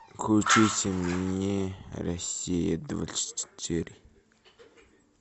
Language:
Russian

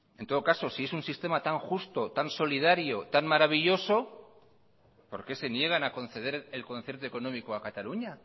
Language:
Spanish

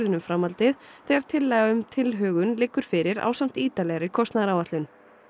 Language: Icelandic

